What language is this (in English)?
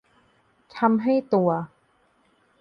Thai